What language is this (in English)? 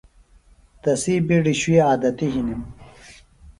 Phalura